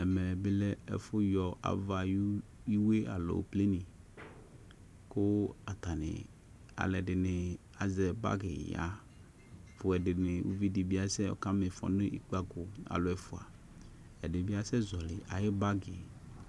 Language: Ikposo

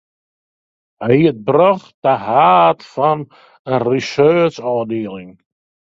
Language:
Western Frisian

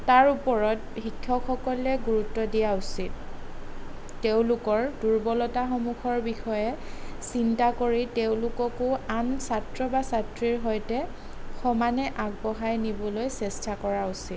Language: Assamese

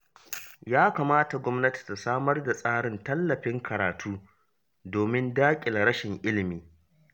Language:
Hausa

